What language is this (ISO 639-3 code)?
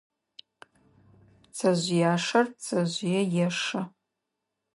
ady